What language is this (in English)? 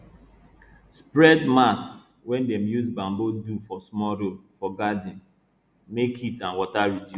Nigerian Pidgin